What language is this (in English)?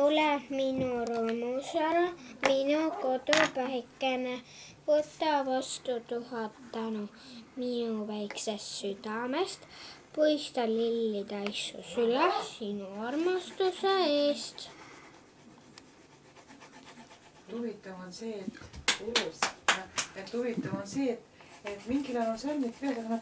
Finnish